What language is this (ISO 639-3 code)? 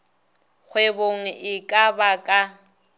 nso